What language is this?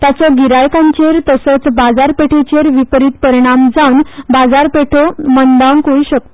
Konkani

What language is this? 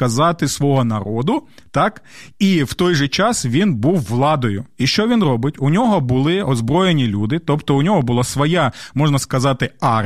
Ukrainian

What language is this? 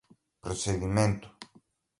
Portuguese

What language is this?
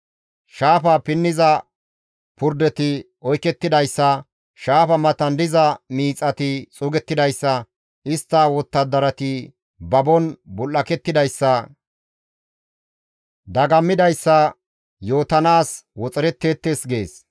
Gamo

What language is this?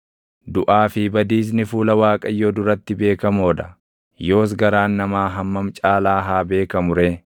Oromo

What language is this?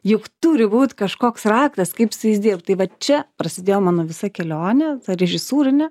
Lithuanian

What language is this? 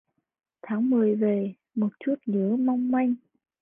Vietnamese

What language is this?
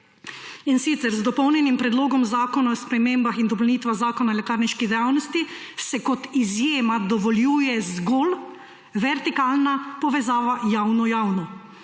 Slovenian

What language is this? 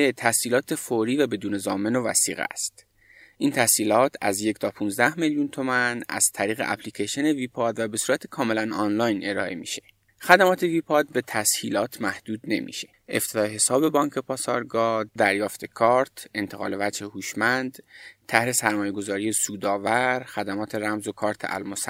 Persian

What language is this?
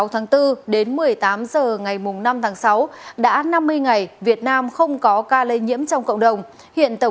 Vietnamese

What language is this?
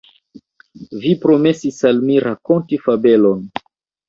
Esperanto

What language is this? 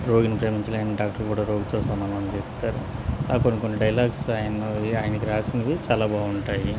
Telugu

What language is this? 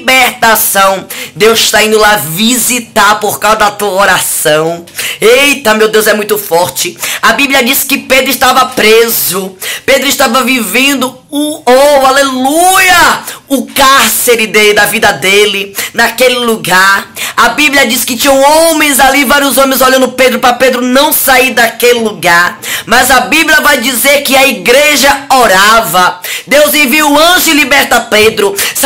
Portuguese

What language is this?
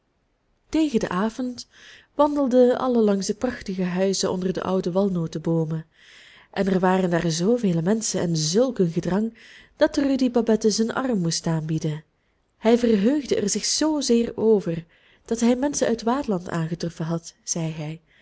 Dutch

